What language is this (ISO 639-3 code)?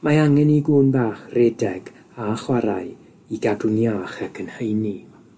cym